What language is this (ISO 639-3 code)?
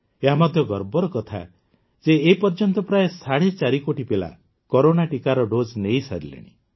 ori